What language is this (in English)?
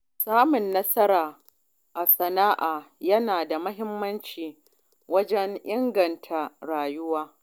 Hausa